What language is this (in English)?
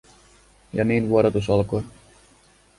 Finnish